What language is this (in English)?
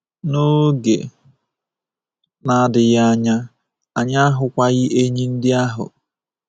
Igbo